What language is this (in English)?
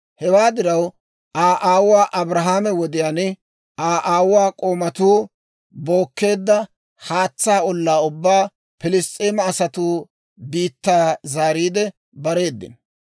Dawro